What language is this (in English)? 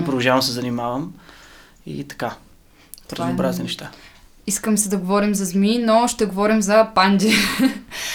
Bulgarian